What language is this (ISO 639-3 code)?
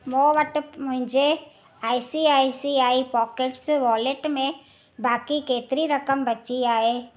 snd